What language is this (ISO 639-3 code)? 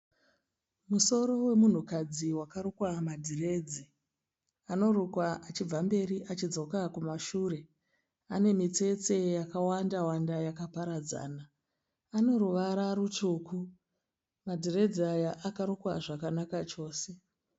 sna